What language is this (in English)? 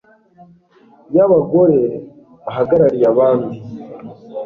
Kinyarwanda